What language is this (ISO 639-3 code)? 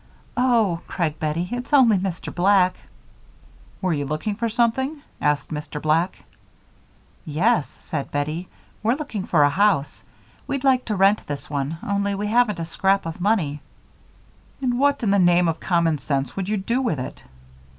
eng